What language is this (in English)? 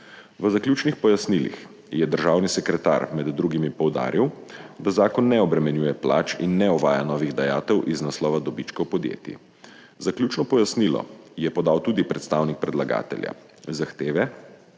Slovenian